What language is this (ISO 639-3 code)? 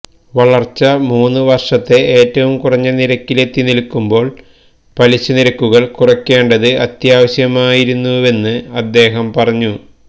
mal